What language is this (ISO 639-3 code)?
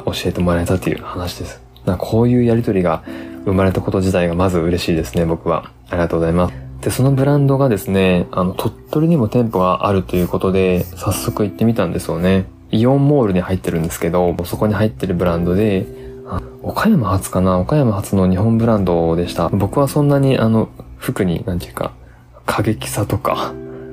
jpn